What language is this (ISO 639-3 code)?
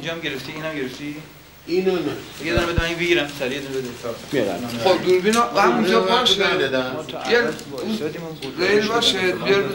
fas